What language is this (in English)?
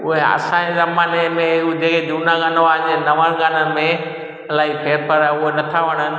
Sindhi